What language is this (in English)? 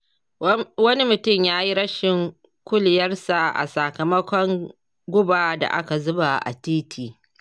Hausa